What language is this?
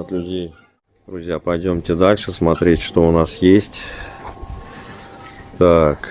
Russian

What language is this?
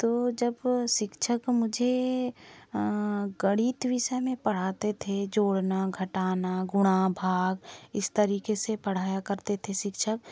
Hindi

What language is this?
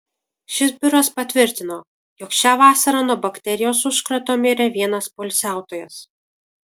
Lithuanian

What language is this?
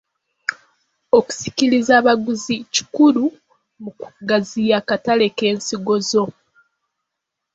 Ganda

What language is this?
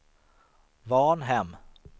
Swedish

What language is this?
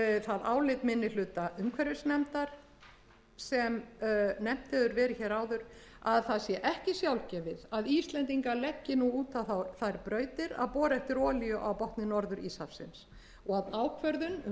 Icelandic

